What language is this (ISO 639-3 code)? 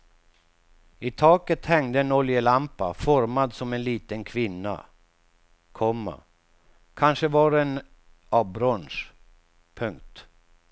swe